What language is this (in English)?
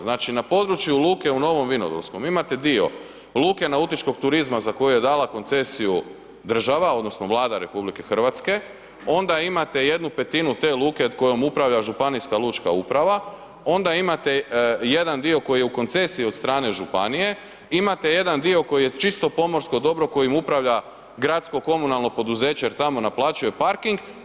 Croatian